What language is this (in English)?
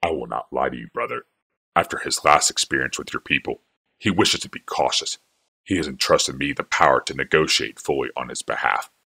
English